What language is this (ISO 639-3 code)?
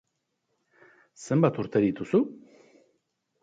eus